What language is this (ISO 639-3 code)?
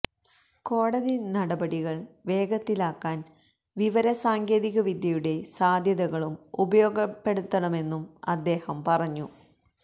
mal